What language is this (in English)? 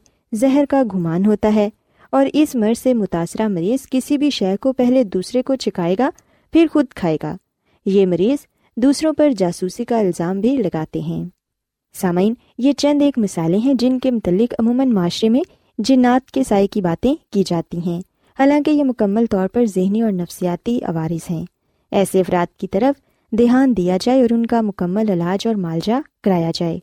Urdu